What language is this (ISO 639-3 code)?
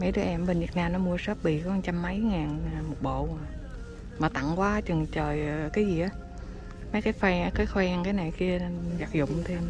vie